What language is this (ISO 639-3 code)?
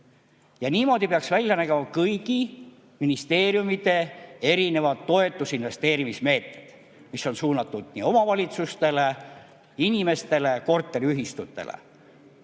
est